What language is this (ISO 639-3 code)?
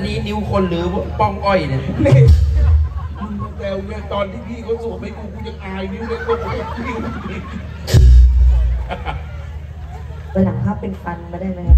tha